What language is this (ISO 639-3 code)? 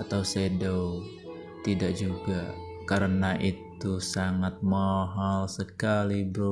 ind